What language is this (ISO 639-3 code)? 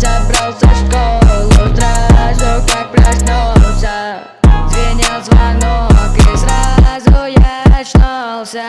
rus